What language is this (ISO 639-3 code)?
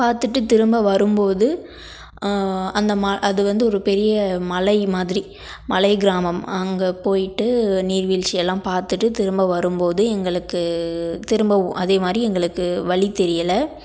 tam